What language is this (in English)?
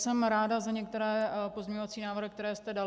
Czech